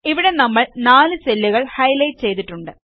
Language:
Malayalam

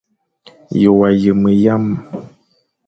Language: Fang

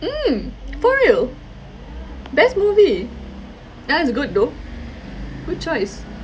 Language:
English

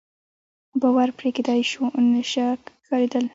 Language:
Pashto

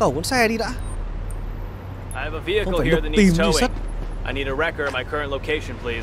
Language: Vietnamese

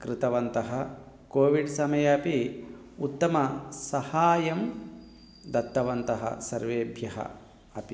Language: Sanskrit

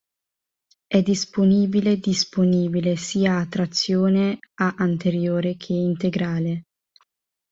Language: Italian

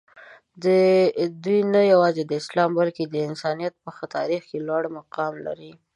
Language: Pashto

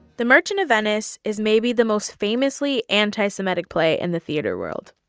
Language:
English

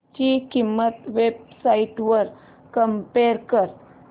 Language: Marathi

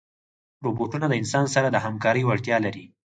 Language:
Pashto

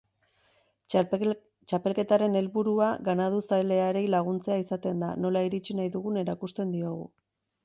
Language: Basque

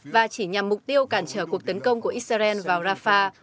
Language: Vietnamese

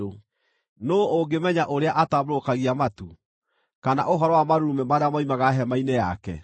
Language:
Kikuyu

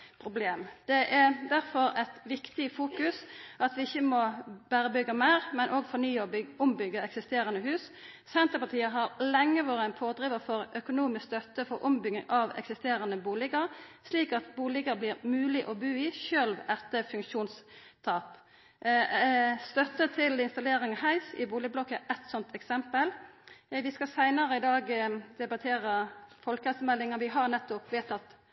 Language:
Norwegian Nynorsk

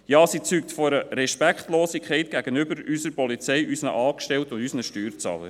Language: Swiss German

